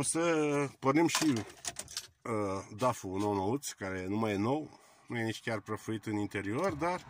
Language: Romanian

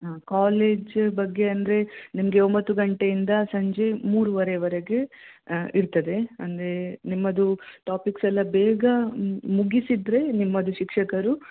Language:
Kannada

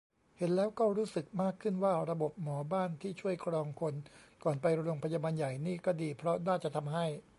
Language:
Thai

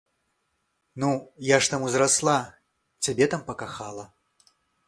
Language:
Belarusian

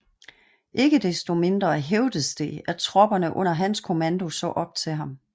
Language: Danish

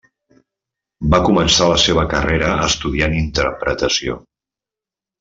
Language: Catalan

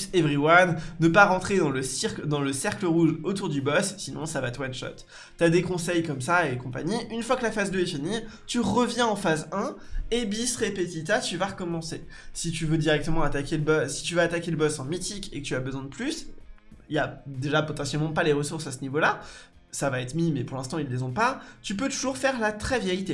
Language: French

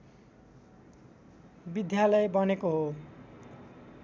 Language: Nepali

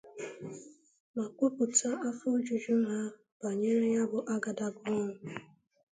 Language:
Igbo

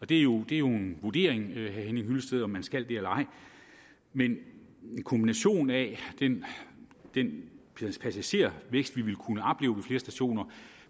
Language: Danish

